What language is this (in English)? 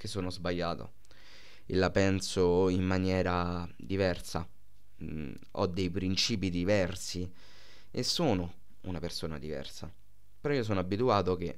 Italian